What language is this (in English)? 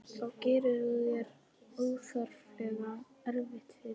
Icelandic